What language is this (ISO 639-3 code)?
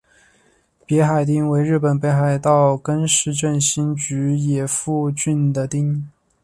zho